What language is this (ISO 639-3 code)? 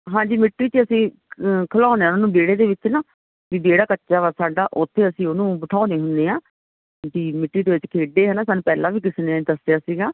pan